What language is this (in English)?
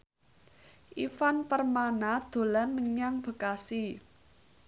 Javanese